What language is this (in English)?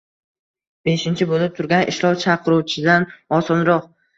Uzbek